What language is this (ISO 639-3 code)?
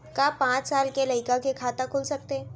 hne